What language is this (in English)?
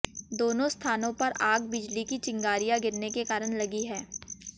Hindi